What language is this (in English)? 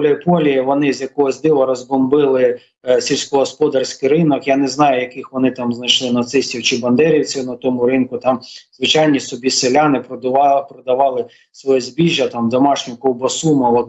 Ukrainian